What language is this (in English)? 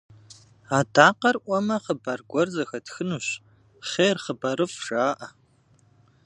Kabardian